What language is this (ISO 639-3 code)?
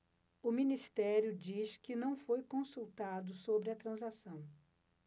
por